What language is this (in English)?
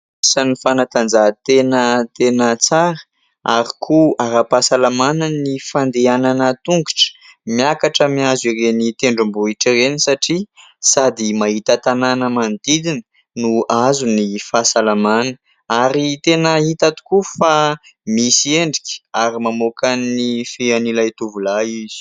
Malagasy